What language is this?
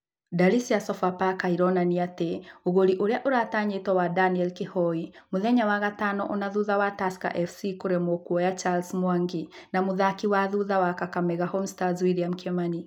Kikuyu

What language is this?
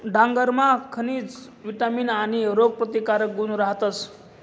Marathi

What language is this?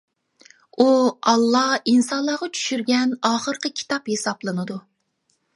Uyghur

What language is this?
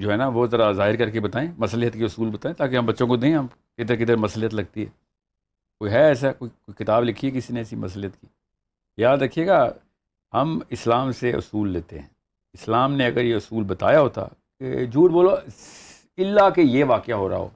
Urdu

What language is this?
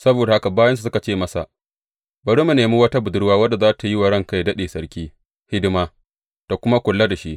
Hausa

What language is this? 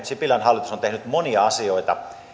Finnish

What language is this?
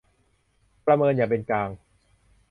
Thai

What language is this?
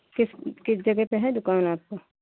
Hindi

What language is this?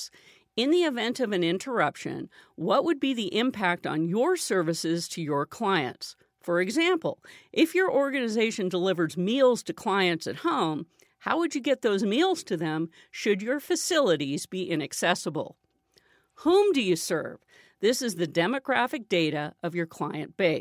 English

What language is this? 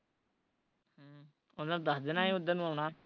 Punjabi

